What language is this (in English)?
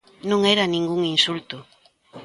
Galician